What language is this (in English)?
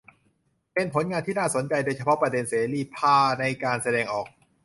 Thai